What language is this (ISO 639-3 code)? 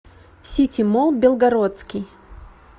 rus